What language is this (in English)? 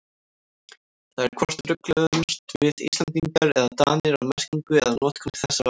Icelandic